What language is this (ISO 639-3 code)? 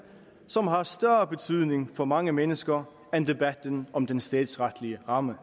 dan